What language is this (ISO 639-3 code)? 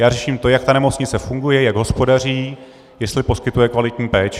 ces